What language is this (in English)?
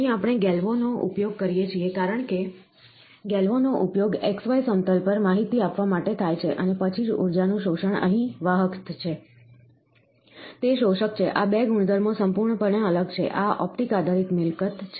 Gujarati